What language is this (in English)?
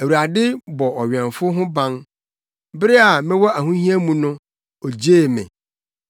Akan